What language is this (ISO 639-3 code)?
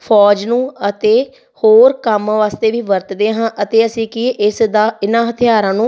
pan